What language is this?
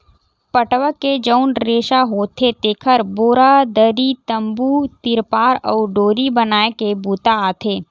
Chhattisgarhi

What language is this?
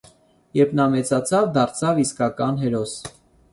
Armenian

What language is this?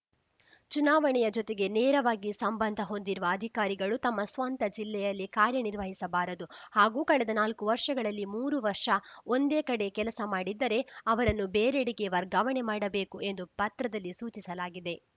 Kannada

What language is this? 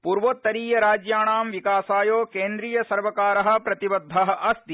Sanskrit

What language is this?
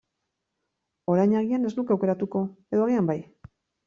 Basque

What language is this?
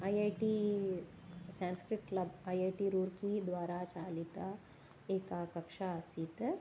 Sanskrit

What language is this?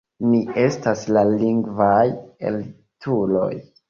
Esperanto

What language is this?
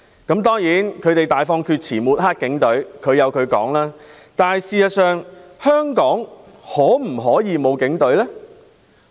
Cantonese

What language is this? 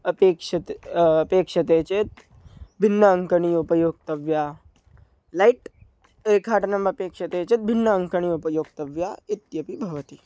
Sanskrit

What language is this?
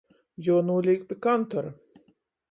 Latgalian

